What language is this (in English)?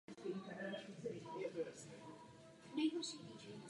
Czech